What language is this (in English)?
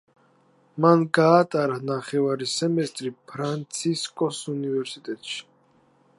Georgian